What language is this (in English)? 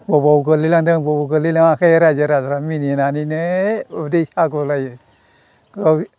Bodo